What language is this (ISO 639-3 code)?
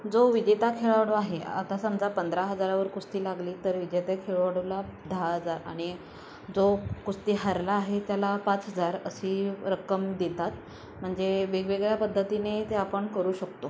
mar